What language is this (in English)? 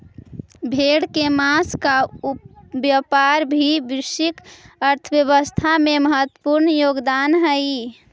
Magahi